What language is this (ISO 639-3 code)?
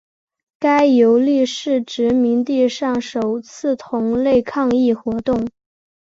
zho